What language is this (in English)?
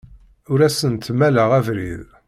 Kabyle